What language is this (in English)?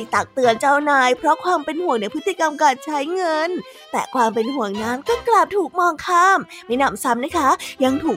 Thai